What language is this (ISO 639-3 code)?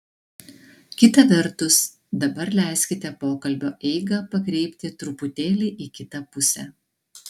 lit